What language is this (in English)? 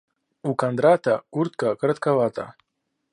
Russian